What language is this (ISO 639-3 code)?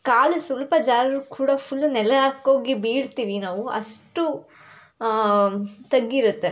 kan